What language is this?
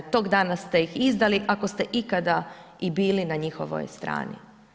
Croatian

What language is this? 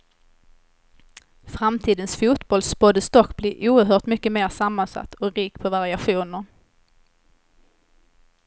Swedish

